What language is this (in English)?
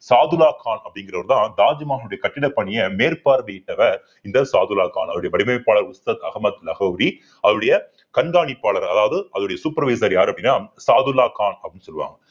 Tamil